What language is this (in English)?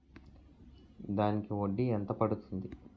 Telugu